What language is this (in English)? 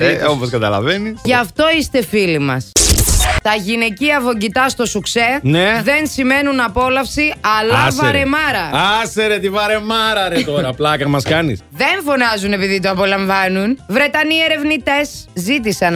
Greek